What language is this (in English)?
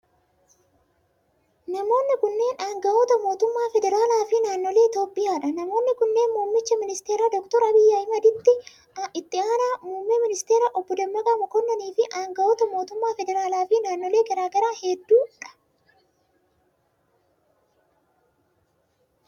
Oromo